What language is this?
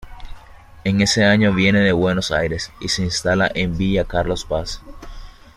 Spanish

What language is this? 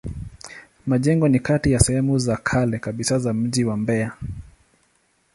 Swahili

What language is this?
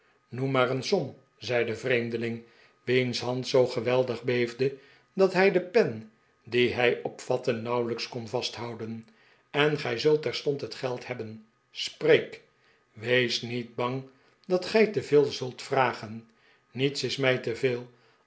Dutch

